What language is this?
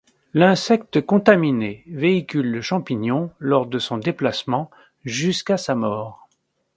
French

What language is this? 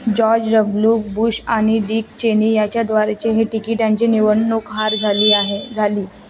Marathi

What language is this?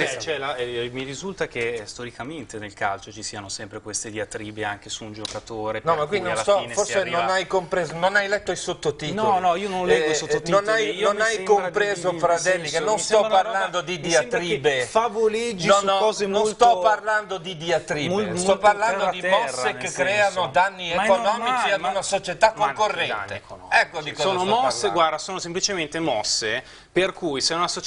Italian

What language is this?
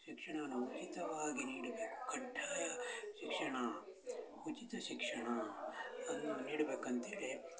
Kannada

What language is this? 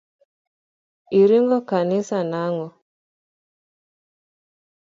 Luo (Kenya and Tanzania)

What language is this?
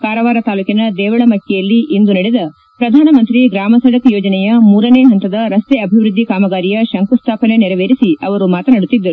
Kannada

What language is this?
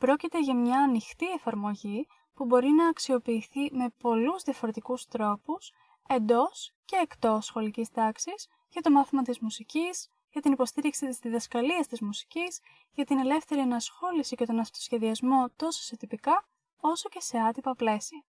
Greek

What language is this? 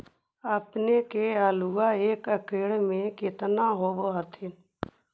Magahi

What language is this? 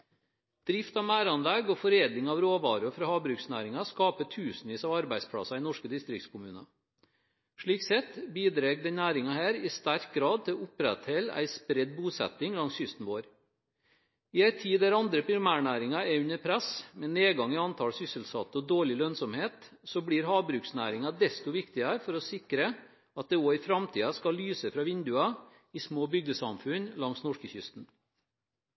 Norwegian Bokmål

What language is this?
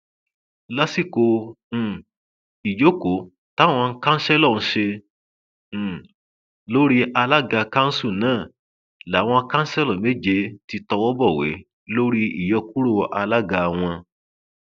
Yoruba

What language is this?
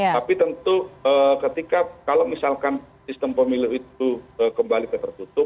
Indonesian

